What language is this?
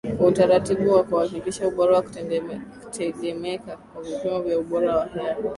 Swahili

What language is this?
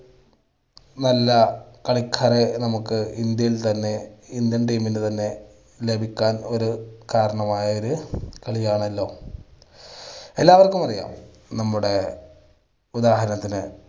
Malayalam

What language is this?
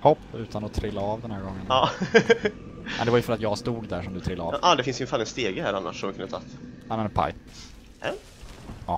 Swedish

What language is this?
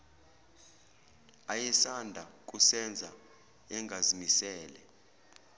Zulu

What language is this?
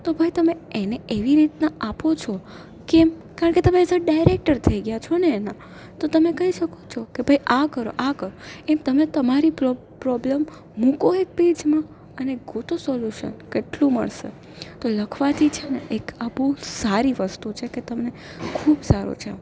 Gujarati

